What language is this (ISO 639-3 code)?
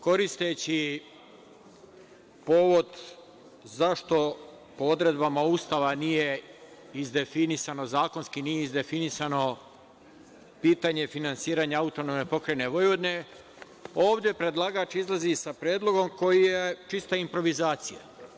srp